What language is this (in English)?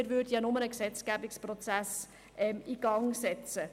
Swiss German